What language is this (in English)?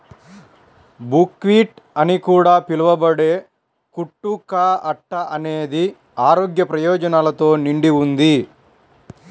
Telugu